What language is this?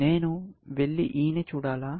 Telugu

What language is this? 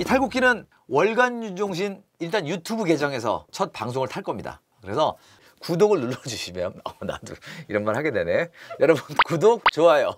Korean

